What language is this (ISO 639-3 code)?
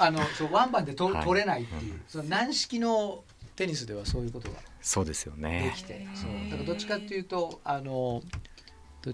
jpn